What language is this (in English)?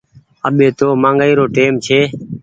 Goaria